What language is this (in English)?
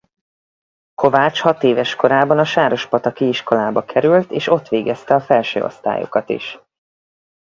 Hungarian